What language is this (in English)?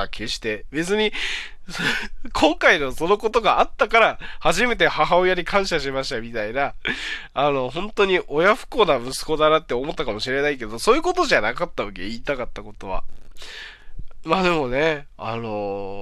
Japanese